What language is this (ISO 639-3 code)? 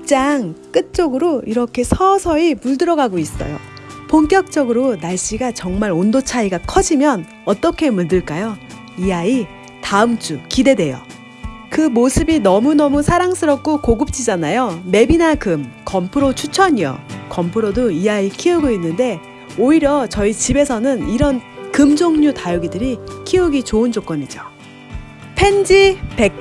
kor